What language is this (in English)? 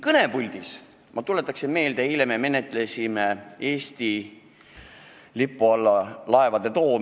Estonian